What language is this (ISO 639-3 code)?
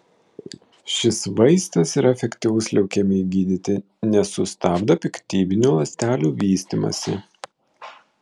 lit